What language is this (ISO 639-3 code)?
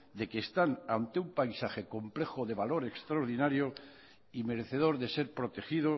spa